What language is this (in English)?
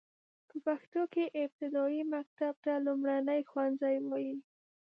Pashto